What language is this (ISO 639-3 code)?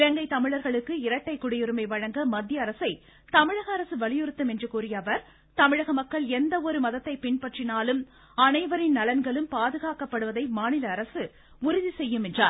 tam